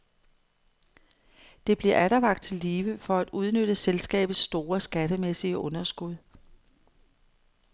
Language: Danish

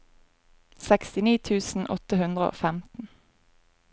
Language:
Norwegian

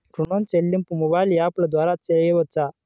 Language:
Telugu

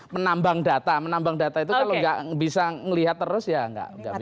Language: Indonesian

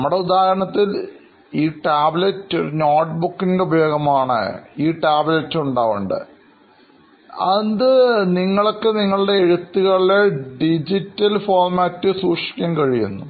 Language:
Malayalam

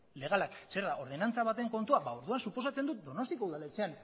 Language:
Basque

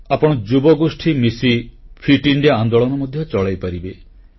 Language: Odia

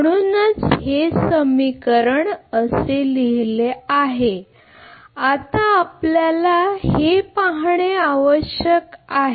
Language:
Marathi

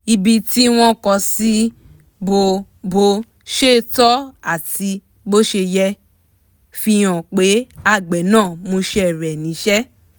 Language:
Yoruba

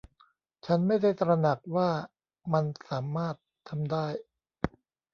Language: Thai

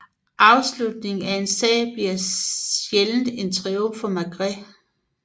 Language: Danish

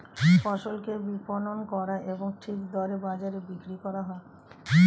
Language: Bangla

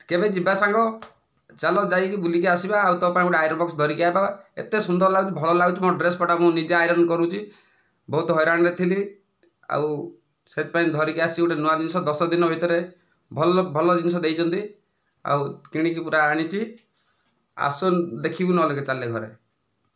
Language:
Odia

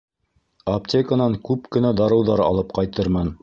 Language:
Bashkir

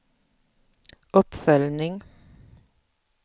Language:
Swedish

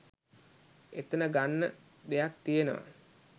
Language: Sinhala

